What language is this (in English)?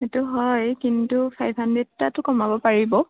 Assamese